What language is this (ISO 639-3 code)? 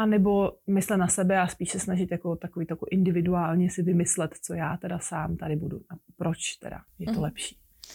ces